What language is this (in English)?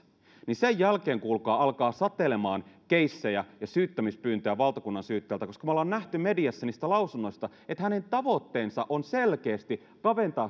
Finnish